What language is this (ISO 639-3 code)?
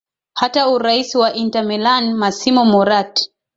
swa